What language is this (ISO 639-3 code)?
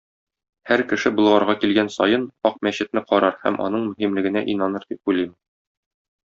tat